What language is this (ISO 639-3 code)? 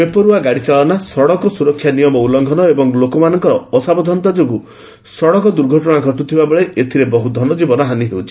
ori